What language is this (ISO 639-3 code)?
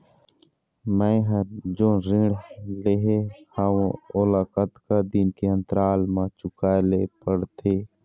hne